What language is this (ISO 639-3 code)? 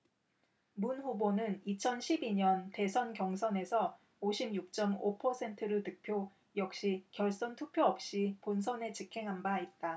kor